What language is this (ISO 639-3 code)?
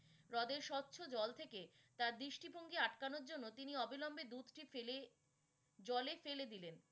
ben